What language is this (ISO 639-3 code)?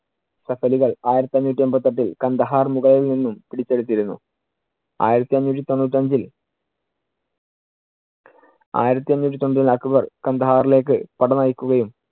mal